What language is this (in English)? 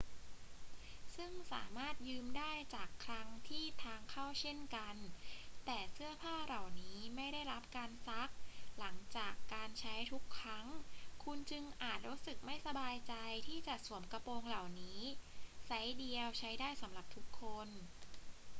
Thai